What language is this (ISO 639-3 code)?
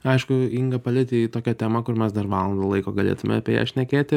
lit